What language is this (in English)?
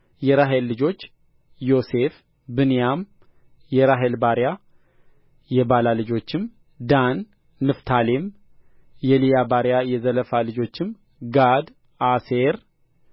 Amharic